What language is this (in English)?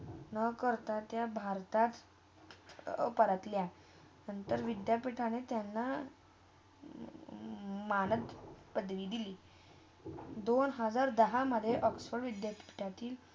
Marathi